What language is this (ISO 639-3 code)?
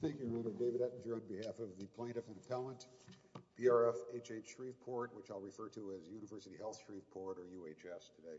eng